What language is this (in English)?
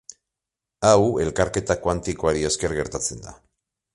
Basque